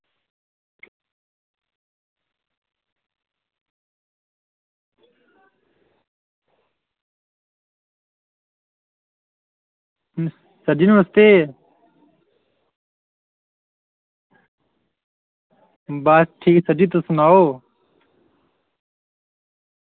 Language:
Dogri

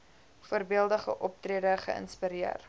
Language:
Afrikaans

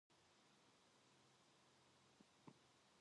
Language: Korean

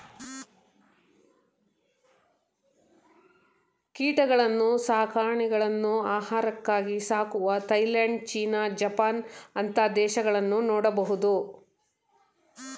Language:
Kannada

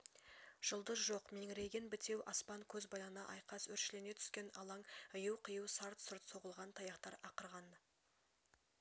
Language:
Kazakh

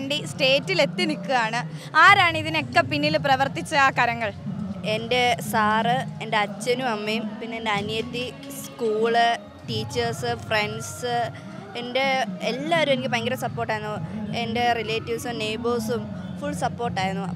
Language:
Malayalam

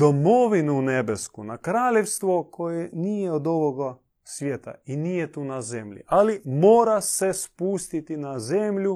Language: Croatian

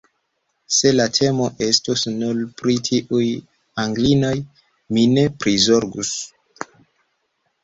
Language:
Esperanto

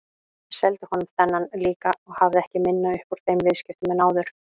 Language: Icelandic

